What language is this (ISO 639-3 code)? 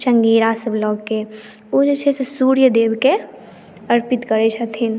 mai